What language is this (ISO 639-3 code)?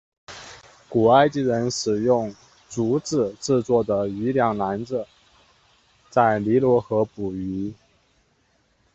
zho